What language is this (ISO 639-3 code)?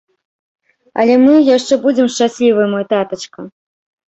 bel